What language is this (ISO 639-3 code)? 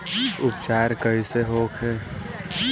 bho